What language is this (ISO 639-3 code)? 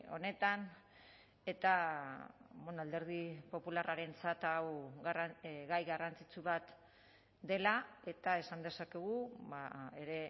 eus